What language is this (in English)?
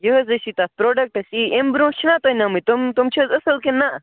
Kashmiri